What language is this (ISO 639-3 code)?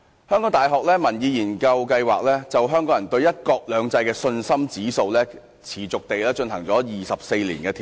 yue